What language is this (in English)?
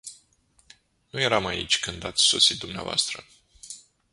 Romanian